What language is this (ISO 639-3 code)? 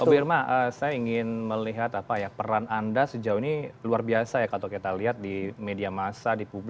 ind